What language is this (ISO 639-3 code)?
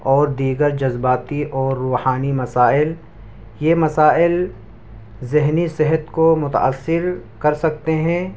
urd